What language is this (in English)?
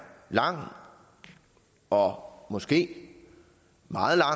Danish